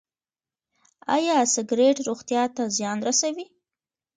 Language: Pashto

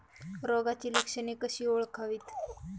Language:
Marathi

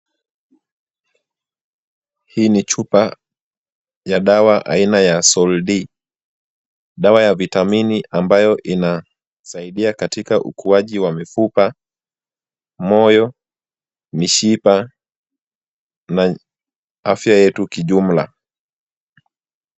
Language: Swahili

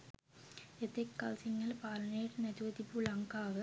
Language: Sinhala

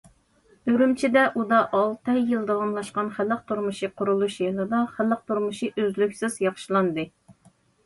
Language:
Uyghur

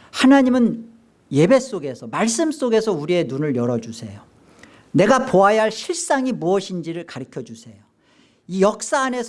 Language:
Korean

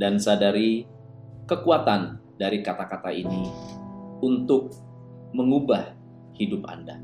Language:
Indonesian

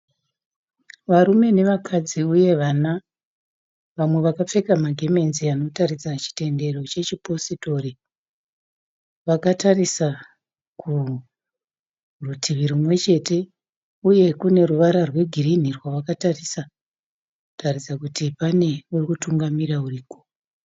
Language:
Shona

